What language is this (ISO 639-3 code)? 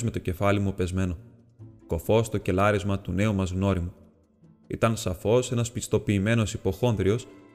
ell